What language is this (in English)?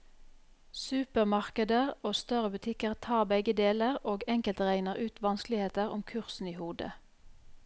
Norwegian